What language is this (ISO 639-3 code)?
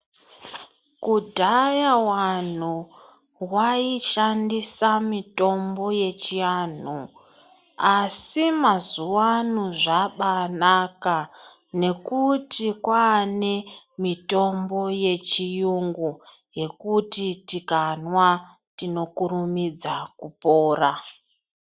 ndc